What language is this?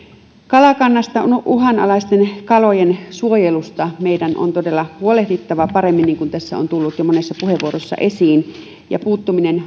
Finnish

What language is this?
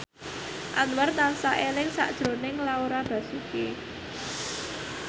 Javanese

